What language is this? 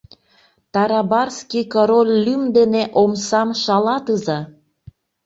Mari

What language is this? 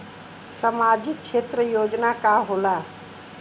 Bhojpuri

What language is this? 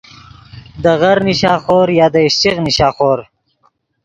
Yidgha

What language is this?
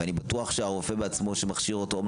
Hebrew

